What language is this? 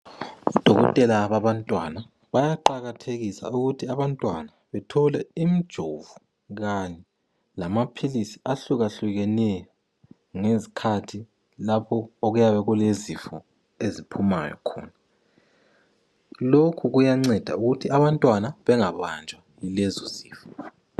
North Ndebele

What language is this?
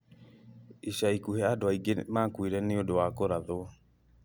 Kikuyu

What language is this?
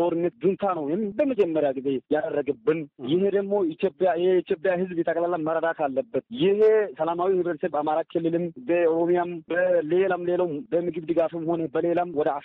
Amharic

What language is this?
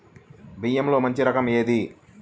Telugu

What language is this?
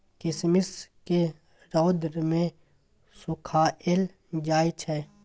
Maithili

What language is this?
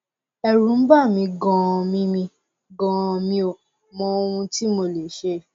Yoruba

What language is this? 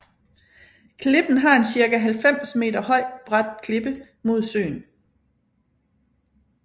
Danish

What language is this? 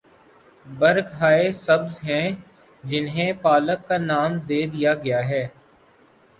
Urdu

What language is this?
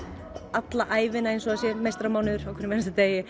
Icelandic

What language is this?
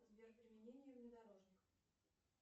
Russian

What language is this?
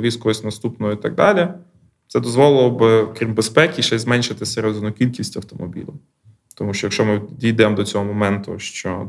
Ukrainian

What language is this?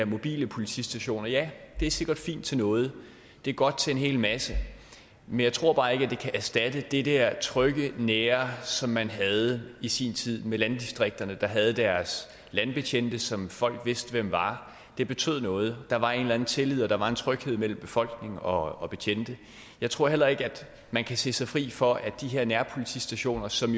Danish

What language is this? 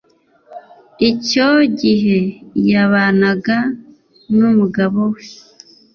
Kinyarwanda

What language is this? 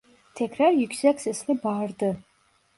Turkish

